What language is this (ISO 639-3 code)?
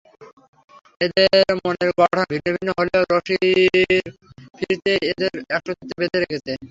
ben